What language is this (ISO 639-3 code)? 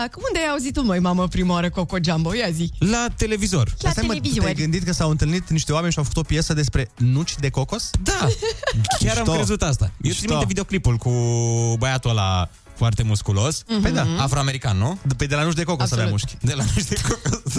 ron